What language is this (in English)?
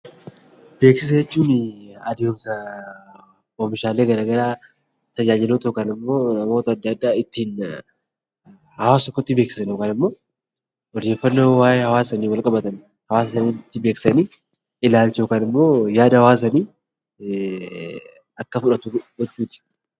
Oromo